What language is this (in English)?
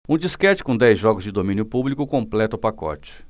Portuguese